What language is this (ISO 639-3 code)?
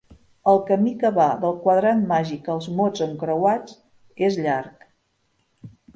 cat